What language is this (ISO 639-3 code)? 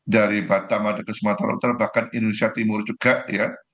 ind